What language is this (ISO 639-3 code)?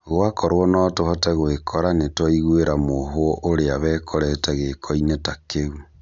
kik